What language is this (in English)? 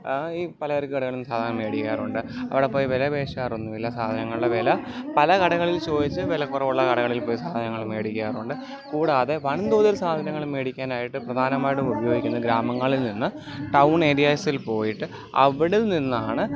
Malayalam